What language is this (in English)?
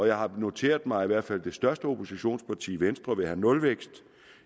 Danish